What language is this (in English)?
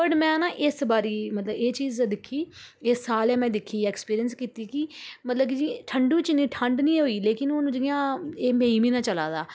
Dogri